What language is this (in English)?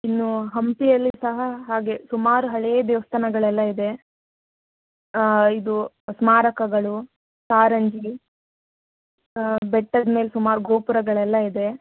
Kannada